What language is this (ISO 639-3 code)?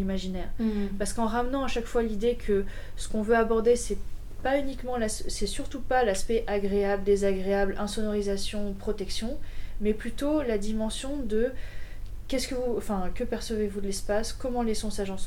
fra